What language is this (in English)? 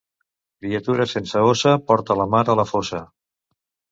Catalan